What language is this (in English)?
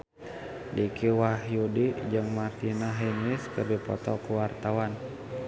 Sundanese